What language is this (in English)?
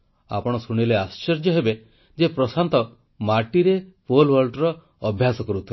Odia